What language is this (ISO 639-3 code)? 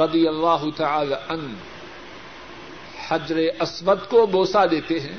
urd